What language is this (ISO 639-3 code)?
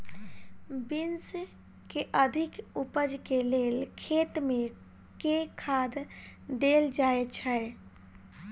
mai